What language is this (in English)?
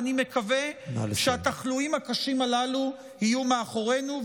Hebrew